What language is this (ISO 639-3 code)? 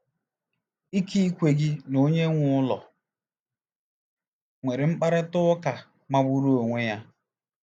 ibo